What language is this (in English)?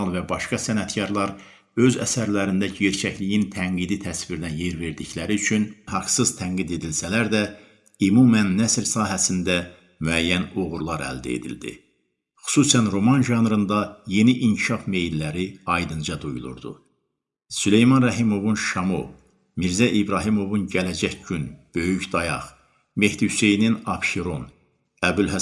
Turkish